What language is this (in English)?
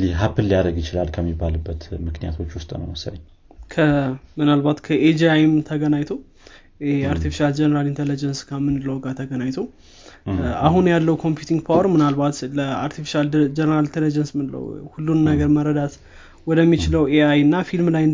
Amharic